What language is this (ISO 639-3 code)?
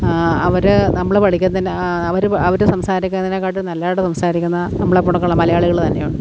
mal